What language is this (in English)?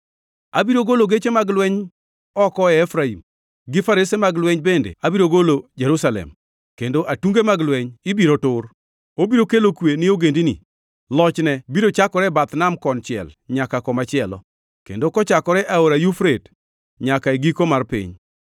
Luo (Kenya and Tanzania)